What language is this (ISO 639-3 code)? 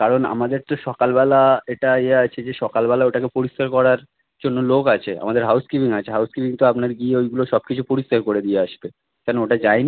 ben